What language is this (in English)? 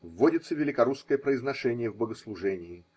Russian